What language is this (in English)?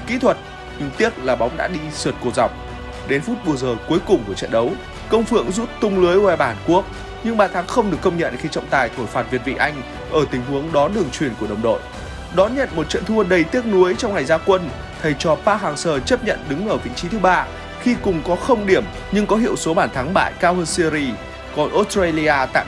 Vietnamese